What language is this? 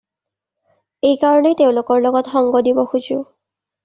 Assamese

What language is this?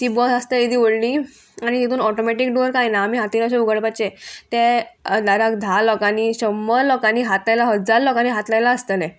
Konkani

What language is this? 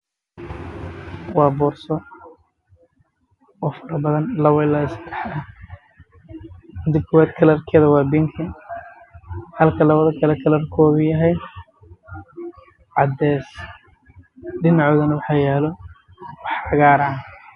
Somali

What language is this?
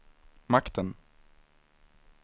Swedish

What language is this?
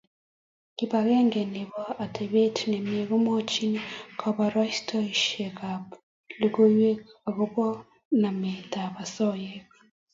Kalenjin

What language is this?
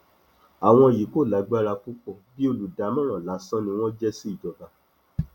Yoruba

